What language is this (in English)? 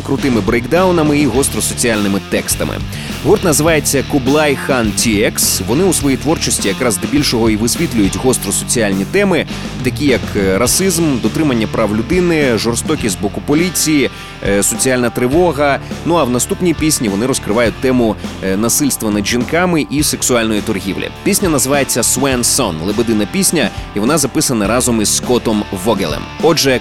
Ukrainian